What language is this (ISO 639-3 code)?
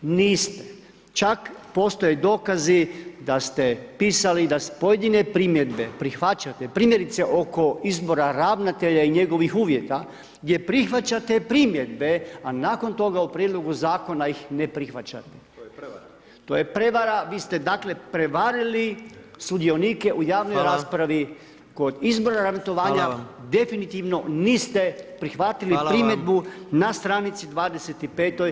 hrv